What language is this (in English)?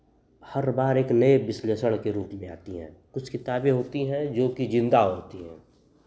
Hindi